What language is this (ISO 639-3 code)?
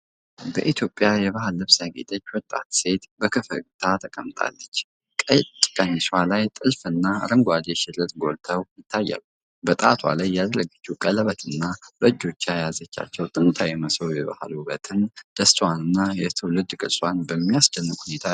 amh